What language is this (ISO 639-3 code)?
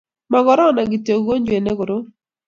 kln